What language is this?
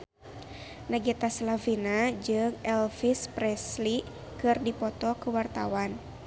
Sundanese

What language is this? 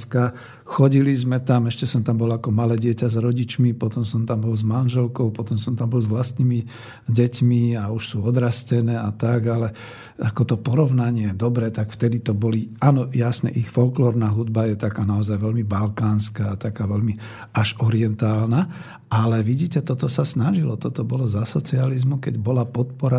Slovak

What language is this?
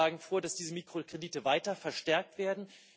German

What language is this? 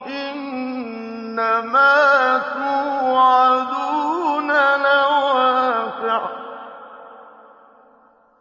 Arabic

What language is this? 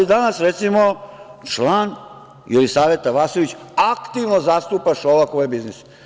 Serbian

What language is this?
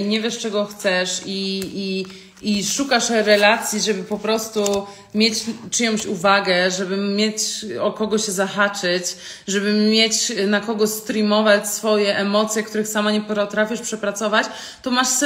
Polish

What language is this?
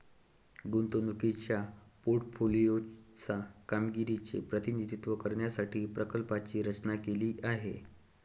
Marathi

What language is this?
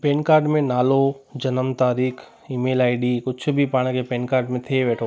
Sindhi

